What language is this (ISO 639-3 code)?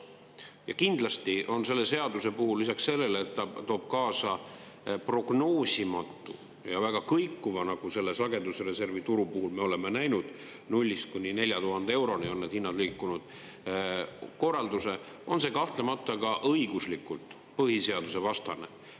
est